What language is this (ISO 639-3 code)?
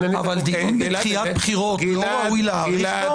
heb